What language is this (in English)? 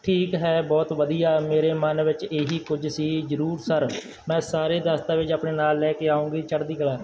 Punjabi